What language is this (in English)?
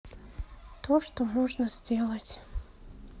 Russian